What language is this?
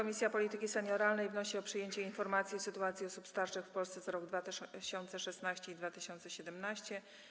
Polish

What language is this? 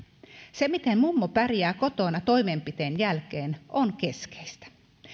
Finnish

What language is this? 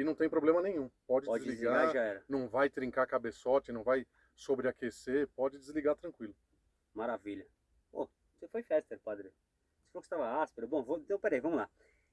Portuguese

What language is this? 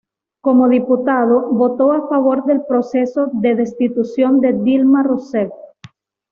Spanish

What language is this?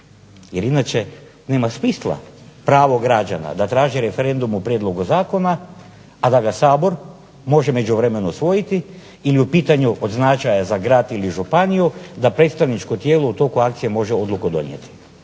Croatian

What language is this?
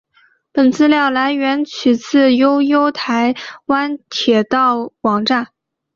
Chinese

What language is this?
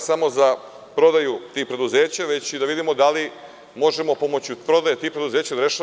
Serbian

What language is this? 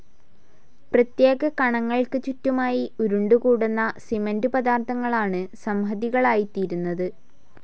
Malayalam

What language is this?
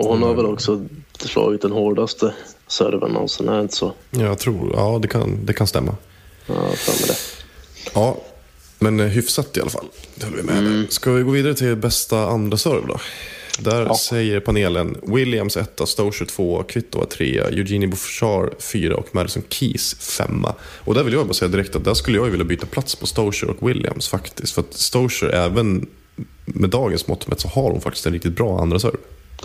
Swedish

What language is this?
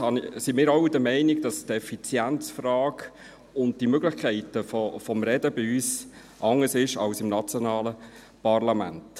Swiss German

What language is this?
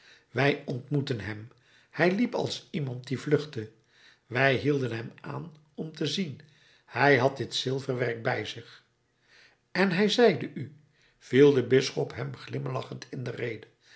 Dutch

